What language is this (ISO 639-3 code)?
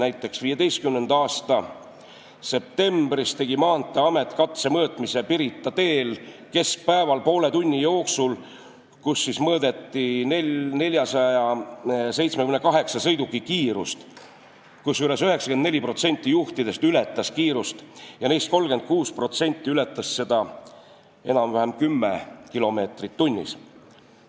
est